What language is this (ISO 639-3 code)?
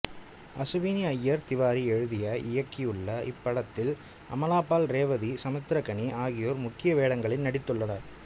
tam